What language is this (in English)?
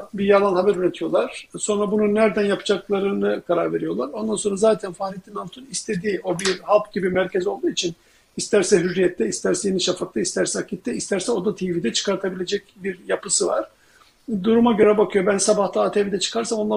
Turkish